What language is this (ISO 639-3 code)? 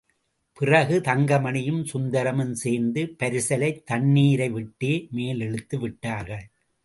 tam